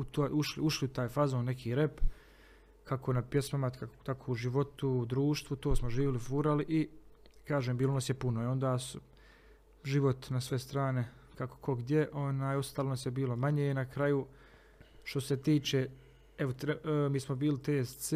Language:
Croatian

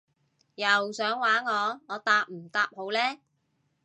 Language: Cantonese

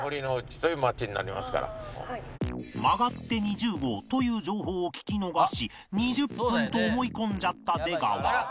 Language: Japanese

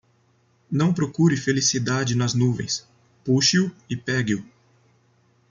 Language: Portuguese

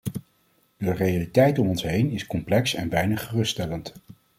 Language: Dutch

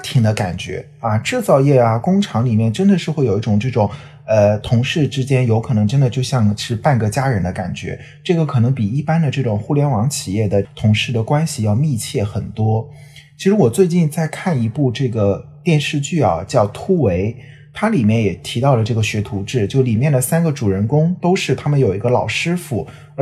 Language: Chinese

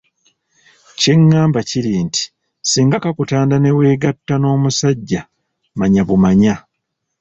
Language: Ganda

